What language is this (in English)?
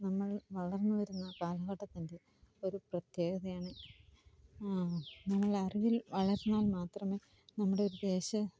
Malayalam